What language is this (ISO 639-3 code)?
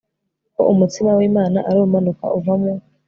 kin